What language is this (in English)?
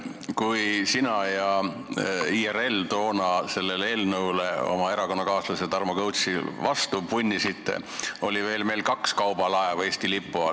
Estonian